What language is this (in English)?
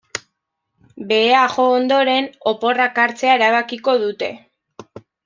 Basque